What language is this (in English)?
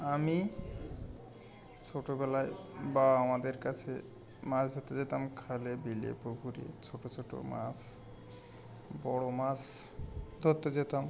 Bangla